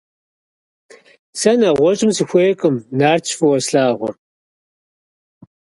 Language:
Kabardian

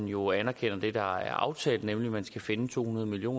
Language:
Danish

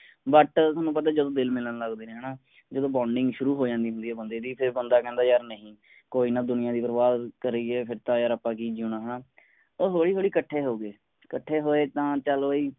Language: Punjabi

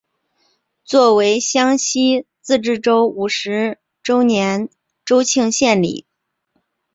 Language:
Chinese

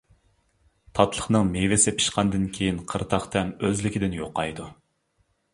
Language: Uyghur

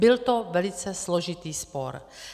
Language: Czech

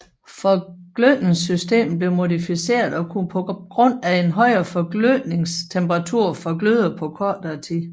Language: Danish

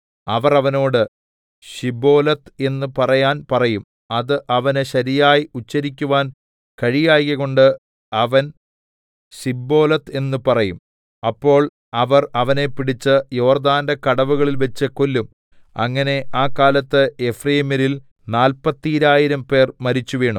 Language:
Malayalam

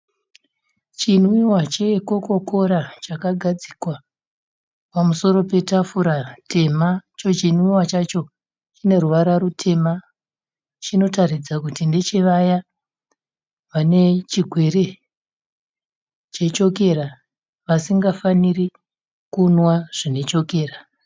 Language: Shona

